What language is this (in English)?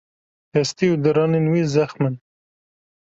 Kurdish